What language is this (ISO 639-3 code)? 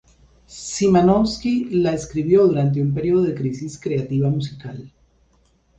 spa